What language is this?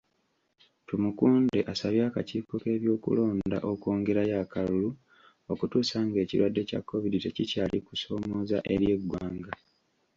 Ganda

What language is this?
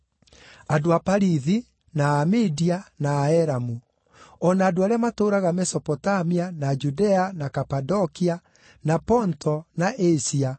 Kikuyu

